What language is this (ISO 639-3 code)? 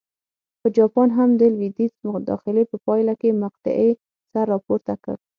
pus